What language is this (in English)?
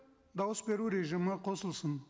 Kazakh